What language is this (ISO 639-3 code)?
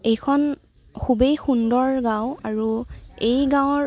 asm